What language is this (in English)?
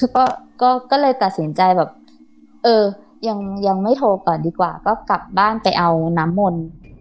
Thai